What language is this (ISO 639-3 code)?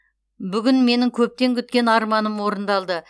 kaz